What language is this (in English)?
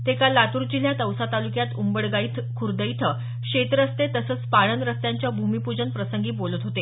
Marathi